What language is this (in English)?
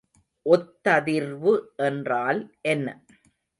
Tamil